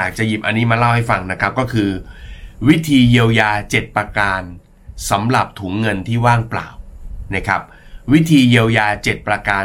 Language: Thai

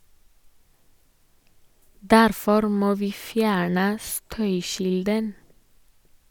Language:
Norwegian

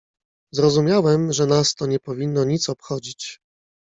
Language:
Polish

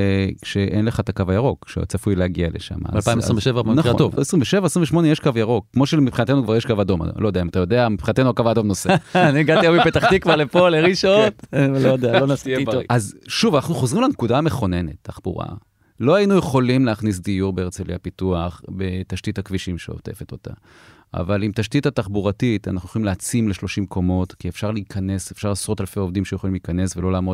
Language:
Hebrew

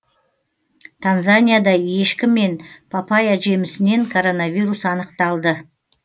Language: Kazakh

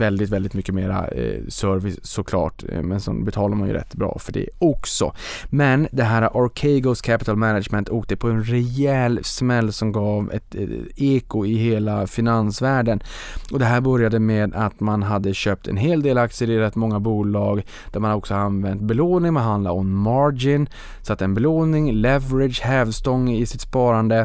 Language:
Swedish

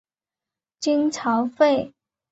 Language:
Chinese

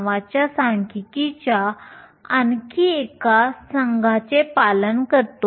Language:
Marathi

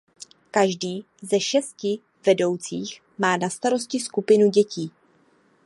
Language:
Czech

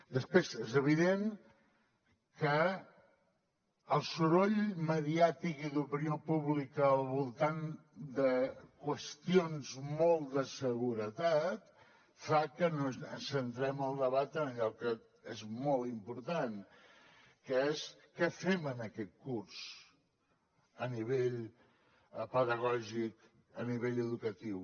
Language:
Catalan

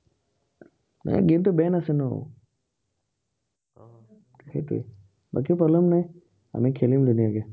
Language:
Assamese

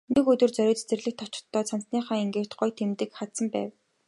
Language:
Mongolian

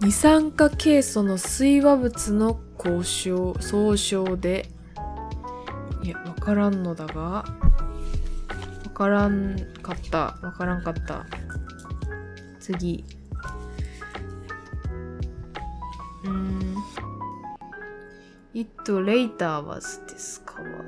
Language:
Japanese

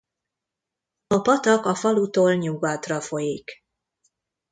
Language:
Hungarian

